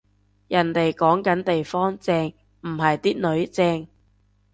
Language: Cantonese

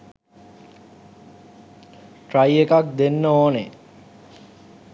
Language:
Sinhala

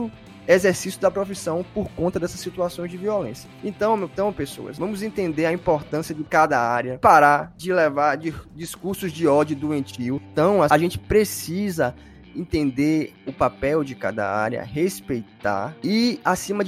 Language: Portuguese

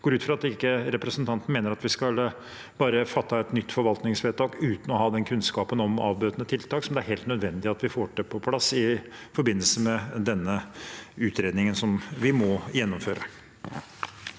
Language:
Norwegian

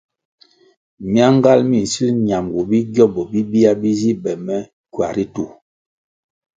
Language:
Kwasio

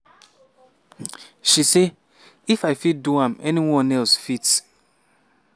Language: Nigerian Pidgin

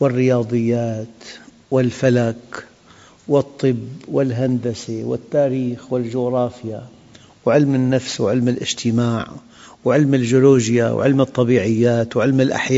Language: Arabic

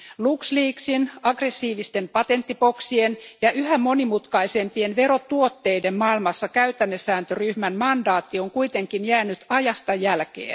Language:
Finnish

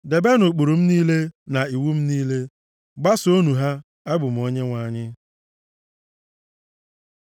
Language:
Igbo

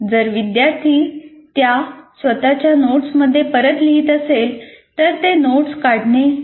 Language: Marathi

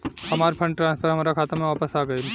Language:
Bhojpuri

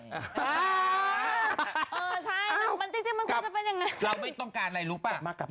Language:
Thai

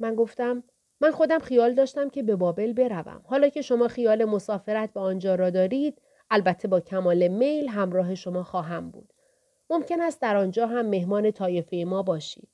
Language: Persian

